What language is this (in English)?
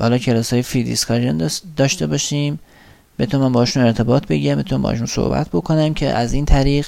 Persian